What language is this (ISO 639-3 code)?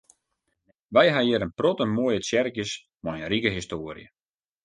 fry